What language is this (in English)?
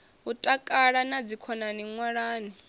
Venda